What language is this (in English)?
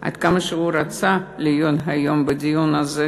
Hebrew